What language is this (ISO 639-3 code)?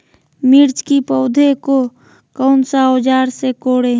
mag